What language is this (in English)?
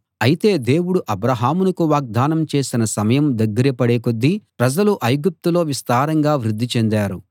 Telugu